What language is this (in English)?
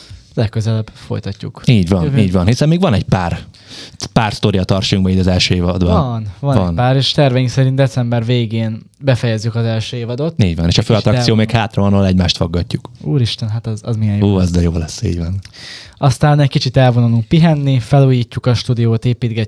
Hungarian